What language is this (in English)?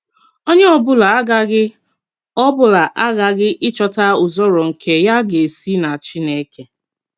Igbo